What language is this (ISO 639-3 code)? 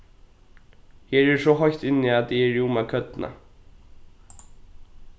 fao